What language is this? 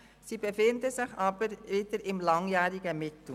Swiss German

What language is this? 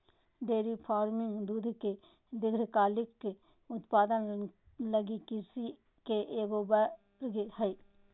Magahi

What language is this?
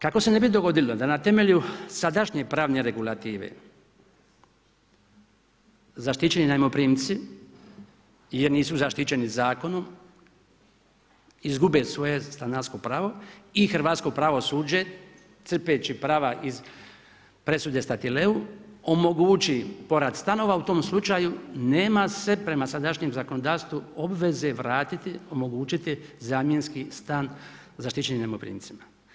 Croatian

